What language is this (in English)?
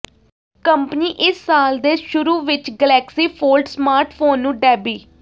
Punjabi